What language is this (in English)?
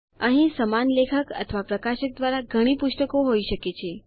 Gujarati